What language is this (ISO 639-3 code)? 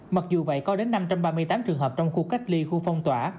vie